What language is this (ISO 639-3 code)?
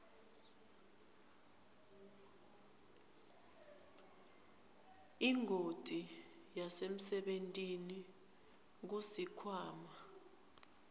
ssw